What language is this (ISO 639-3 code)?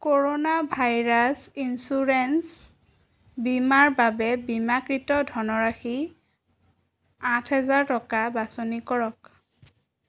asm